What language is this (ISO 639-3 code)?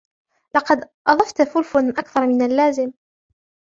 ara